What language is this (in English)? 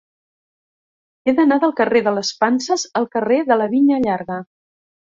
Catalan